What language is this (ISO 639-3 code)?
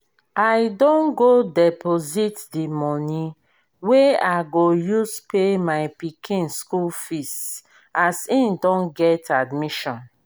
pcm